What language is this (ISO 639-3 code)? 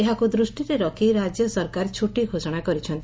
ori